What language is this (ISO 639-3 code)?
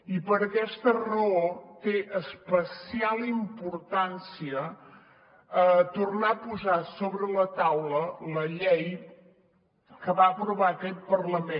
cat